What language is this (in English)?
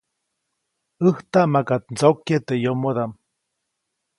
Copainalá Zoque